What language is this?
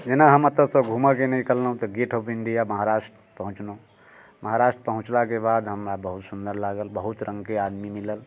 Maithili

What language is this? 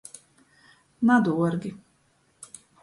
Latgalian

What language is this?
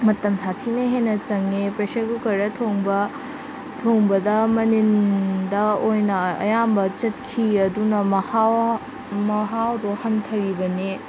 Manipuri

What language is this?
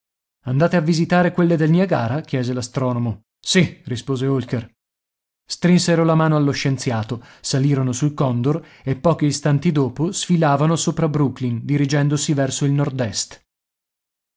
Italian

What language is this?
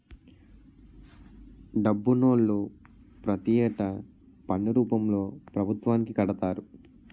Telugu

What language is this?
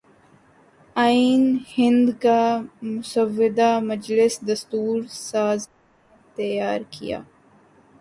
Urdu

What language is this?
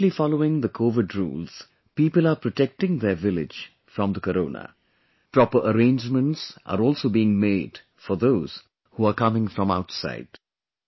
English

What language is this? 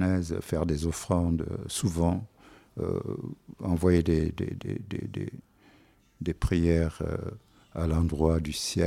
French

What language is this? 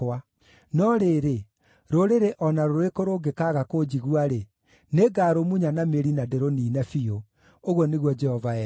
Kikuyu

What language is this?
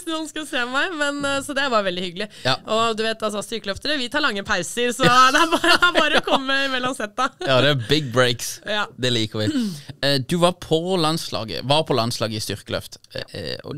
Norwegian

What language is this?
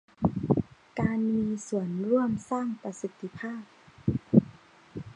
Thai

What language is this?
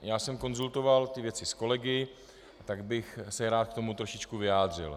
Czech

